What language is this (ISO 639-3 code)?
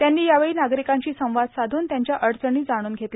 mar